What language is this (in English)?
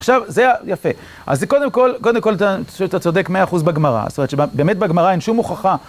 Hebrew